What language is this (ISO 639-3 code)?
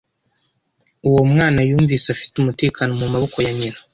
kin